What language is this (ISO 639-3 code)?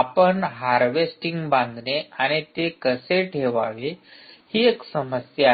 mar